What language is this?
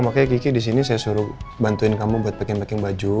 Indonesian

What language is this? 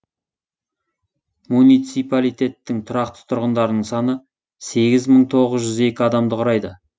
Kazakh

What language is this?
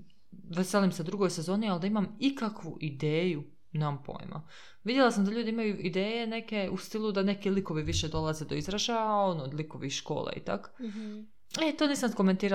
Croatian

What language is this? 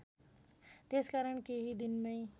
Nepali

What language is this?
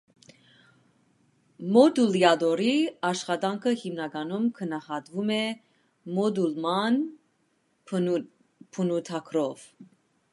Armenian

